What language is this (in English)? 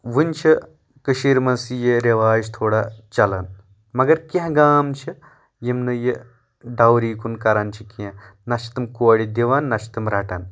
Kashmiri